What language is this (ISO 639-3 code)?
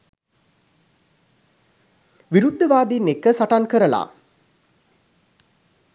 sin